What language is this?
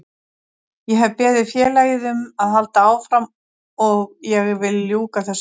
Icelandic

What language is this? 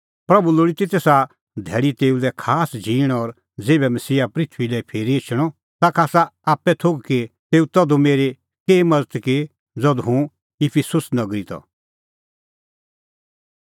Kullu Pahari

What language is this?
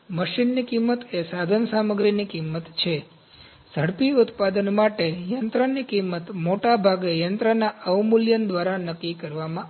Gujarati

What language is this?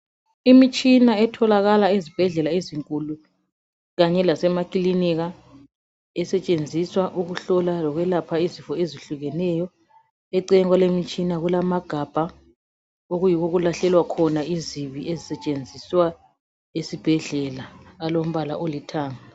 North Ndebele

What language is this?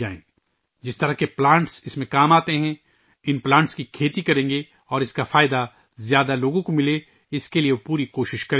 Urdu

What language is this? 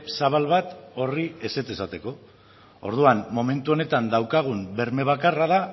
Basque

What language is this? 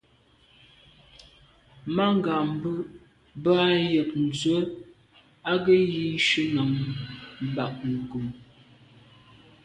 Medumba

